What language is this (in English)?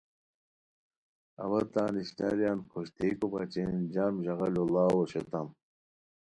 Khowar